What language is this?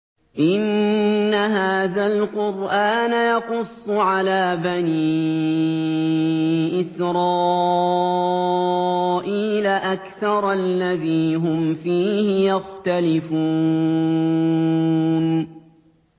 Arabic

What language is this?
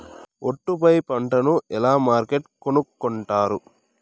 Telugu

